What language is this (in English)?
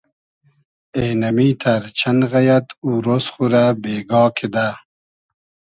Hazaragi